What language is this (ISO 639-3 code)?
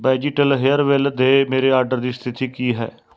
pan